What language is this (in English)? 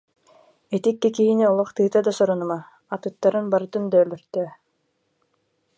Yakut